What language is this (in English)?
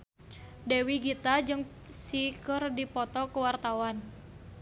Sundanese